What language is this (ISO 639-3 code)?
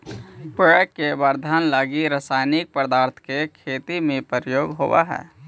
mag